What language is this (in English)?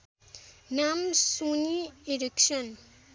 Nepali